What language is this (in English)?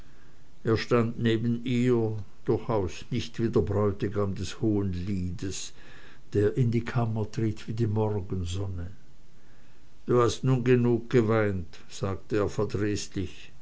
German